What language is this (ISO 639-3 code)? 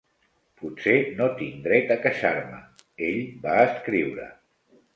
cat